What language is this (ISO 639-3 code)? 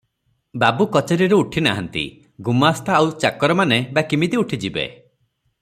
ori